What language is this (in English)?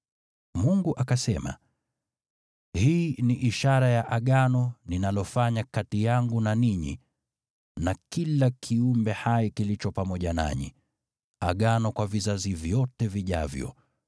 Swahili